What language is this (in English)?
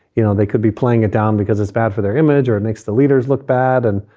English